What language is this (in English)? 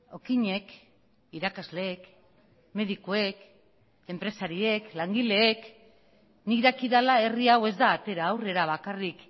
Basque